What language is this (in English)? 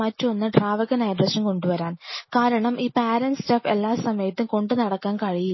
Malayalam